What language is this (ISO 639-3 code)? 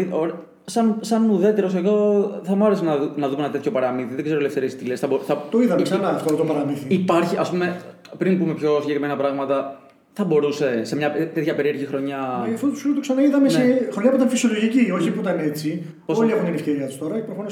ell